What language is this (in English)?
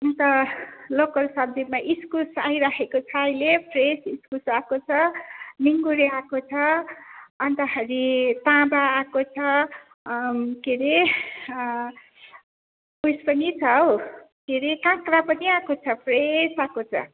Nepali